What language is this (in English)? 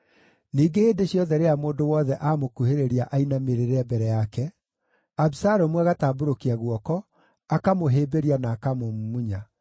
Kikuyu